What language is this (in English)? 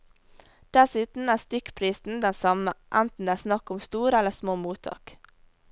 Norwegian